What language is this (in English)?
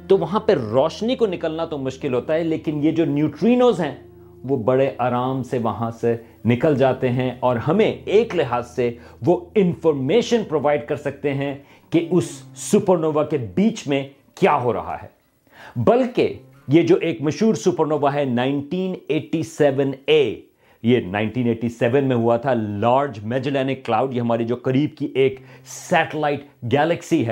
Urdu